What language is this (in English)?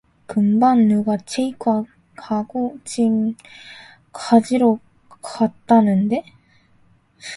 Korean